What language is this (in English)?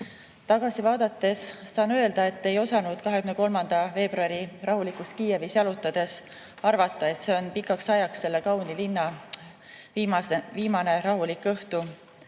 Estonian